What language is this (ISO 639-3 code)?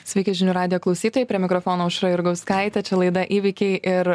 lit